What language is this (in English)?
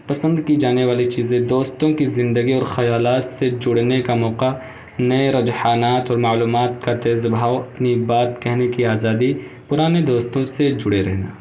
Urdu